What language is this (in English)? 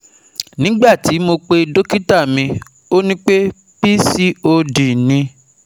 Yoruba